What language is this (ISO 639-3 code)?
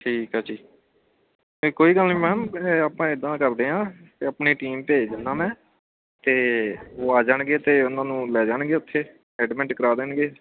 pan